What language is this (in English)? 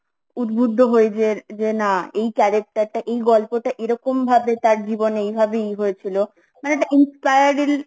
Bangla